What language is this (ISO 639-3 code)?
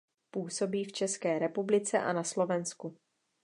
ces